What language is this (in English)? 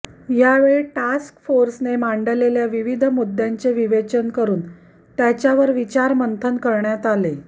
Marathi